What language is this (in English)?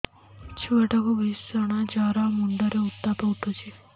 Odia